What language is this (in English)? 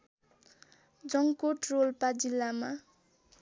Nepali